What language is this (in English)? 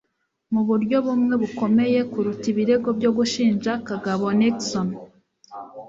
Kinyarwanda